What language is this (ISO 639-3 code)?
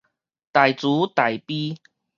nan